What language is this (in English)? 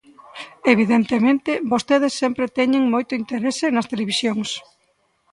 Galician